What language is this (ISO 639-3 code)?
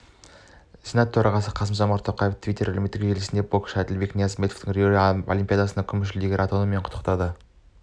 kaz